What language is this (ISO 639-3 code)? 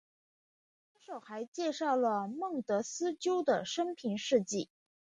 zho